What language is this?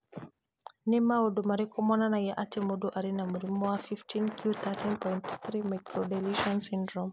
Kikuyu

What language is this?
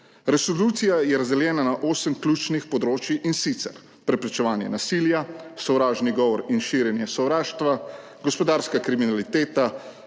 Slovenian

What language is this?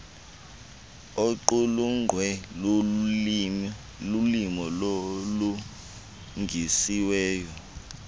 Xhosa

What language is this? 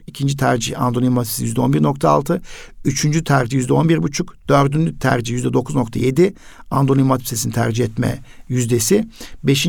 Turkish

